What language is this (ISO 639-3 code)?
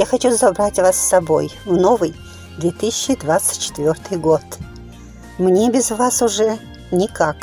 rus